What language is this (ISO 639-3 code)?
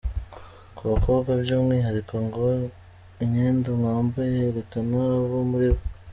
kin